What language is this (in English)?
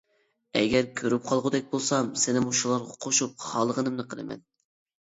Uyghur